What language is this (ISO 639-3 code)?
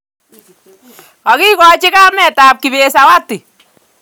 kln